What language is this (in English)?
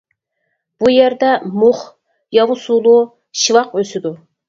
Uyghur